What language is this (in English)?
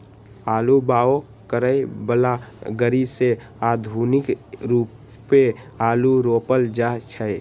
Magahi